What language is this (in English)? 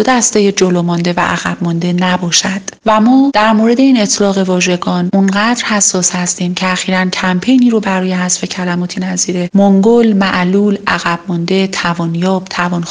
Persian